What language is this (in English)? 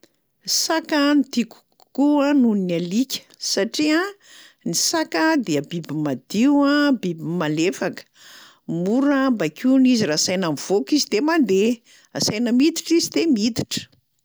Malagasy